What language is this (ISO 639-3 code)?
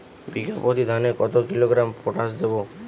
ben